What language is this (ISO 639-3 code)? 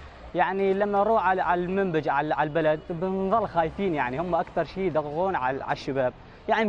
ara